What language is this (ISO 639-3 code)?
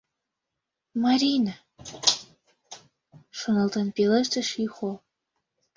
chm